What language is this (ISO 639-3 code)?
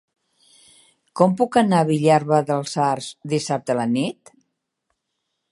cat